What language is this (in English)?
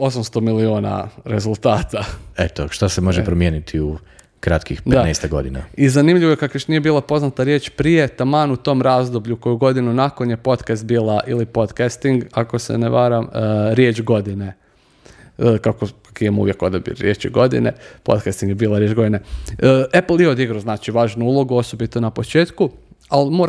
Croatian